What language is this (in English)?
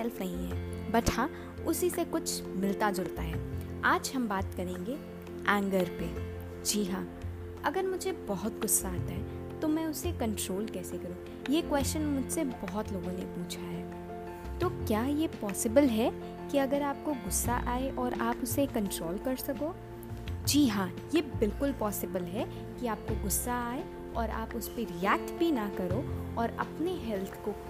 Hindi